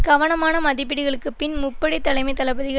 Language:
Tamil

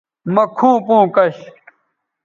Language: Bateri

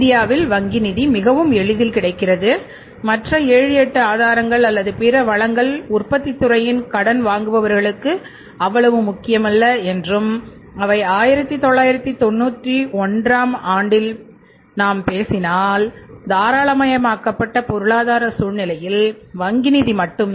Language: Tamil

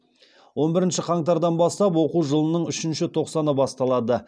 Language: Kazakh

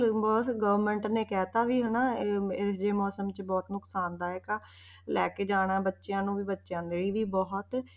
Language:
Punjabi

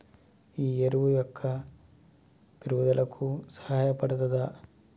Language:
Telugu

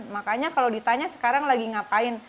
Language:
Indonesian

